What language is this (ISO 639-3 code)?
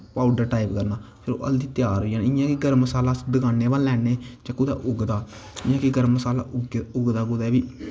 doi